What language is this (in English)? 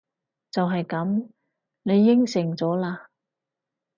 Cantonese